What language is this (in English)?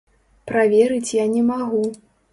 Belarusian